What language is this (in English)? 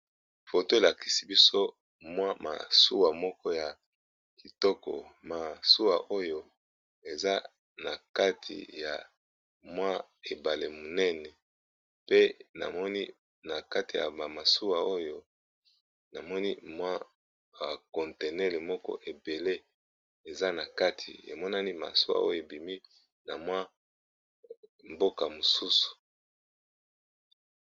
Lingala